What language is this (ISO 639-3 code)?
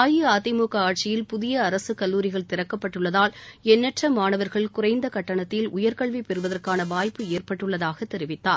tam